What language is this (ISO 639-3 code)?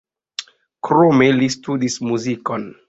epo